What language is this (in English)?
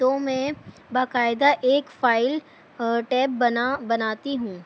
Urdu